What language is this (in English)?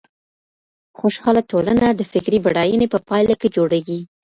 Pashto